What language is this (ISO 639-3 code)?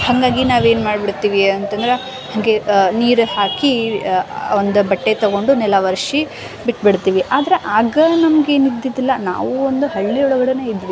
kan